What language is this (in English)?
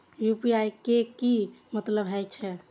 Maithili